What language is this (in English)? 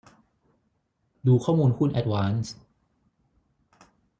Thai